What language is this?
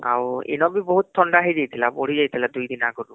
Odia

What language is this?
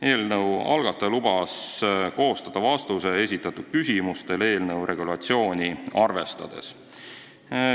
Estonian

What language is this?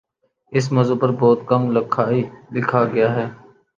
Urdu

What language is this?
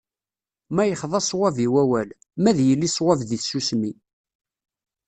Kabyle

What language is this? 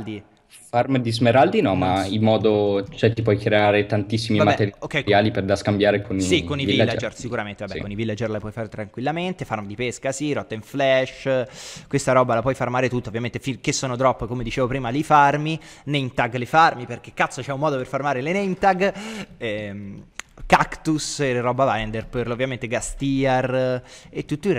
Italian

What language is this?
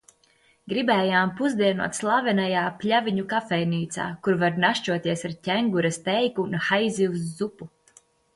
Latvian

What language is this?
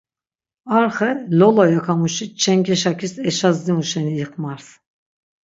Laz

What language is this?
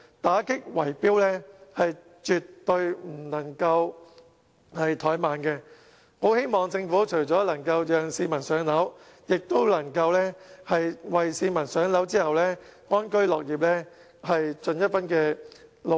Cantonese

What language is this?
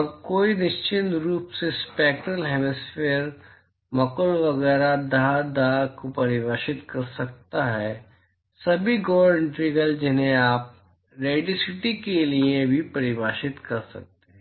Hindi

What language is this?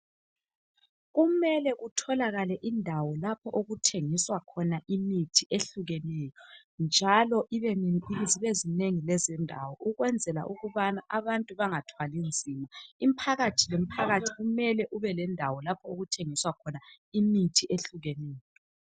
North Ndebele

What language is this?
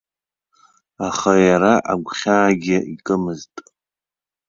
Abkhazian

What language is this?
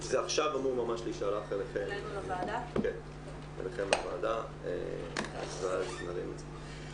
Hebrew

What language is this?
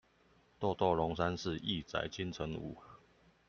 Chinese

